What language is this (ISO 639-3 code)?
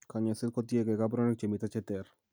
kln